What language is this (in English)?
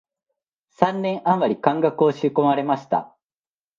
Japanese